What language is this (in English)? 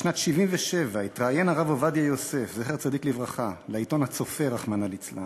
Hebrew